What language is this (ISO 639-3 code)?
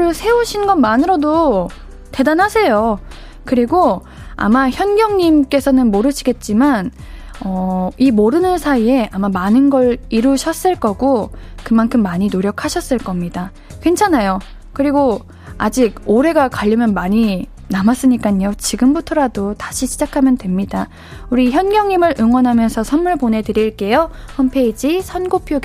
kor